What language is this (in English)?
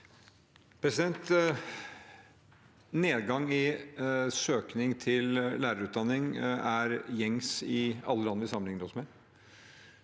Norwegian